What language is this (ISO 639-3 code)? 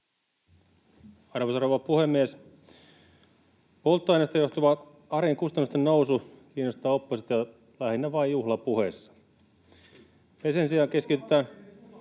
fin